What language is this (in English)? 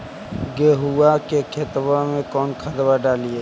Magahi